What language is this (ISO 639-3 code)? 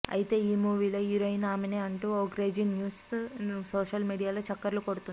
tel